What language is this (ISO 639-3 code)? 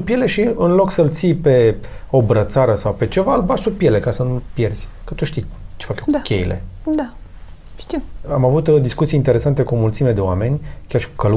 ron